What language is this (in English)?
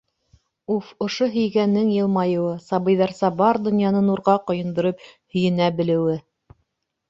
Bashkir